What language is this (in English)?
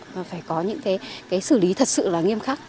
Vietnamese